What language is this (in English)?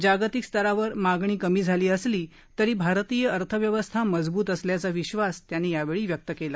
Marathi